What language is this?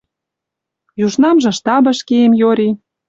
Western Mari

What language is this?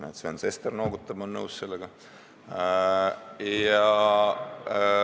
Estonian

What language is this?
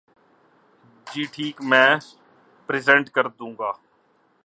Urdu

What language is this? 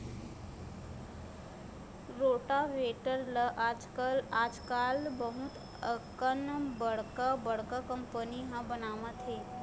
Chhattisgarhi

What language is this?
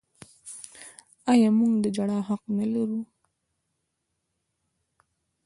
Pashto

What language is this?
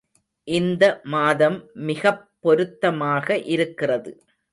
Tamil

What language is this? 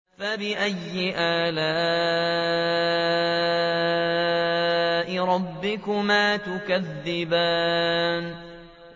Arabic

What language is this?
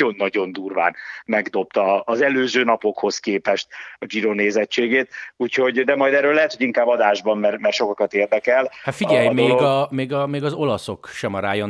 Hungarian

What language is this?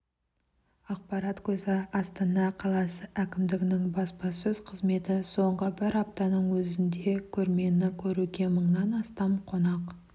Kazakh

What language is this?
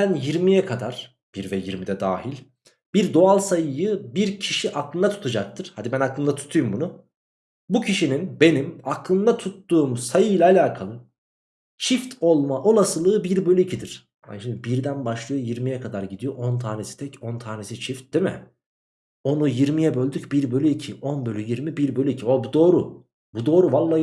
Turkish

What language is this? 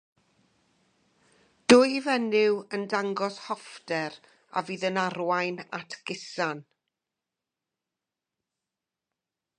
Welsh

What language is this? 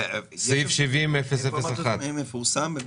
Hebrew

